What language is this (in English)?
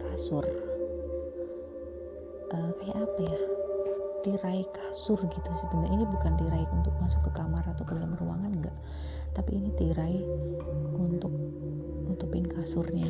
Indonesian